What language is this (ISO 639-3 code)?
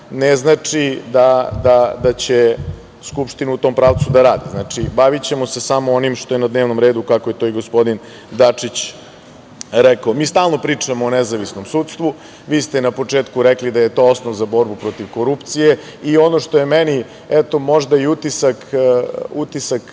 srp